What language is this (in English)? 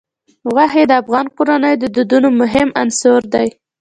Pashto